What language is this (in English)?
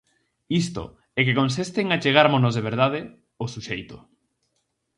Galician